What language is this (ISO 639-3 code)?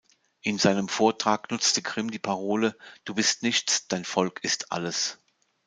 deu